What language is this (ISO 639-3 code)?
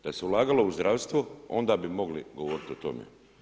hrv